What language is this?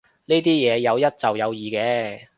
Cantonese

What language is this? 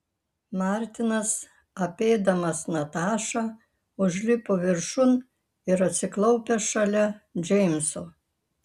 Lithuanian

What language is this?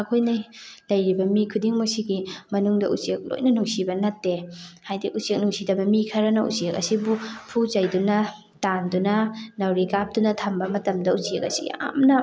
Manipuri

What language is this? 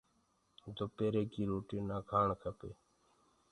Gurgula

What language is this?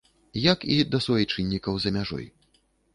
Belarusian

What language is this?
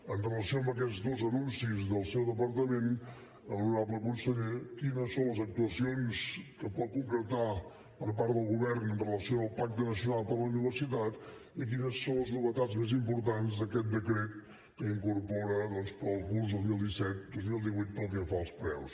Catalan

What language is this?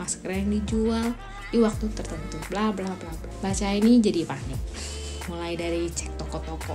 Indonesian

